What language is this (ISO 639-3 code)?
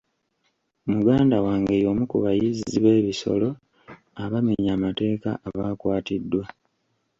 lug